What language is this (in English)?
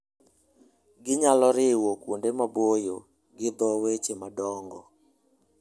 Luo (Kenya and Tanzania)